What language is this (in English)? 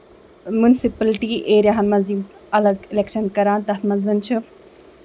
Kashmiri